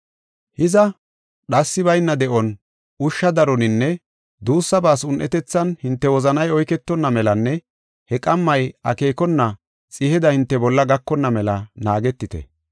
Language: Gofa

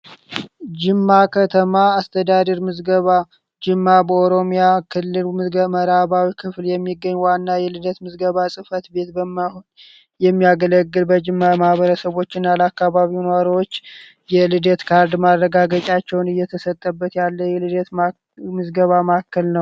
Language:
Amharic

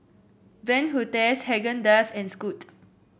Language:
English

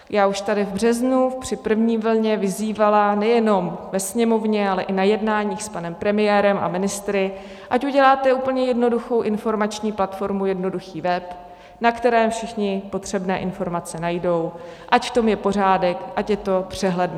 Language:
Czech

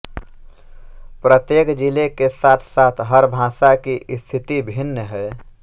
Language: Hindi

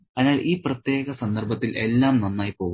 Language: Malayalam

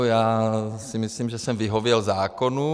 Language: Czech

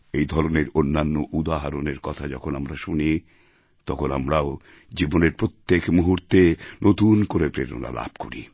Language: Bangla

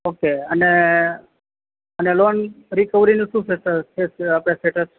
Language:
Gujarati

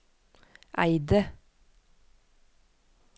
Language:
Norwegian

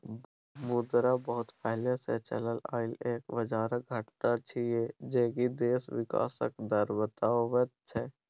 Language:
Maithili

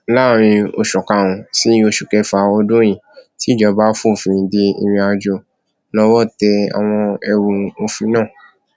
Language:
Yoruba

